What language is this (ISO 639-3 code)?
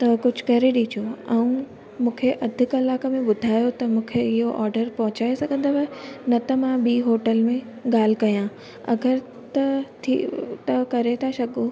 snd